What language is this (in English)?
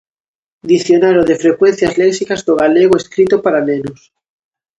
Galician